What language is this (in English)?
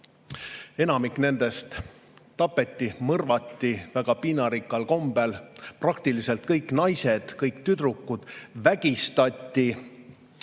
Estonian